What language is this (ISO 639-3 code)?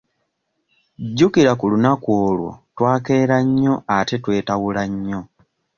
lug